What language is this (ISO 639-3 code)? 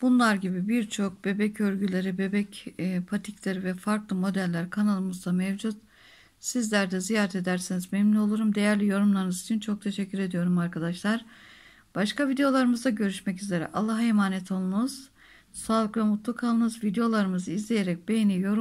tur